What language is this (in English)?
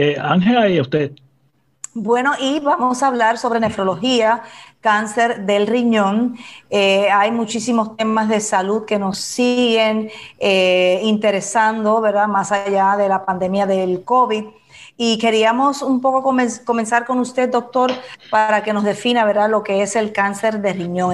Spanish